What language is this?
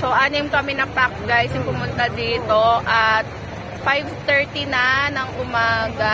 Filipino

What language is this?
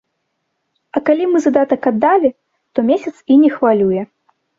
Belarusian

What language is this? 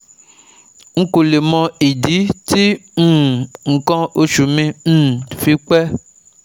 Yoruba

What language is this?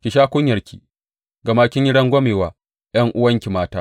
Hausa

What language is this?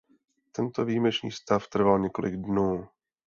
Czech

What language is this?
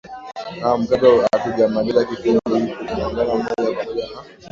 Swahili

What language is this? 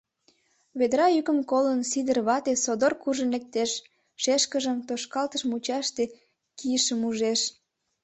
Mari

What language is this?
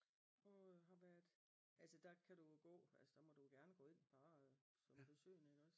Danish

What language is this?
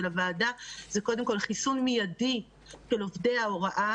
Hebrew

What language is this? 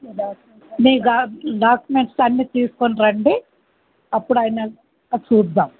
Telugu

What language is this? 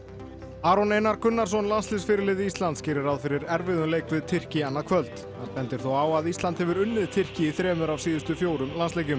Icelandic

